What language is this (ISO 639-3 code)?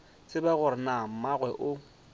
nso